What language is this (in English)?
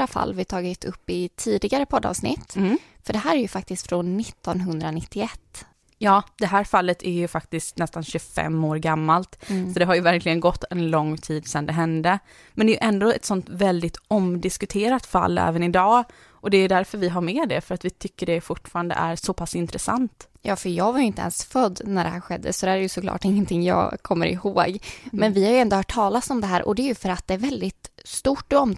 Swedish